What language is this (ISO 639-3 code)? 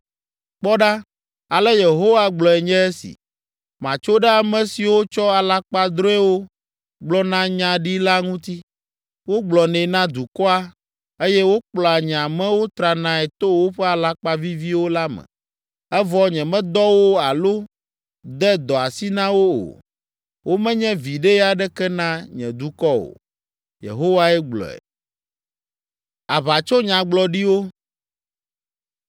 ewe